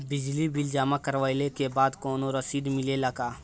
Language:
Bhojpuri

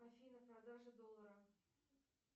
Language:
Russian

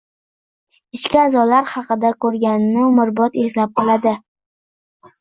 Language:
Uzbek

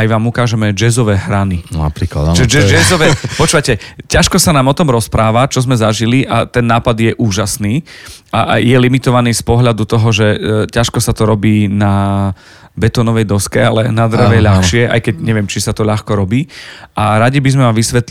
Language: Slovak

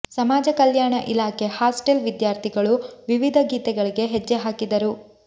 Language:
Kannada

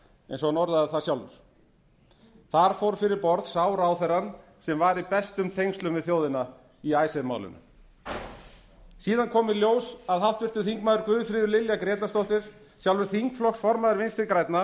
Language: Icelandic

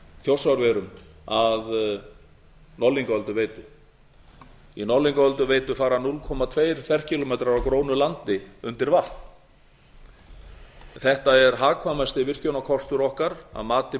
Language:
Icelandic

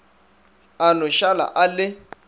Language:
Northern Sotho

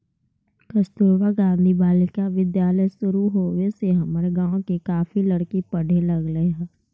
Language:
Magahi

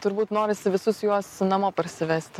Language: Lithuanian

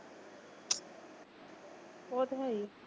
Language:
Punjabi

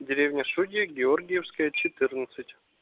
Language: Russian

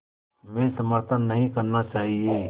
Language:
Hindi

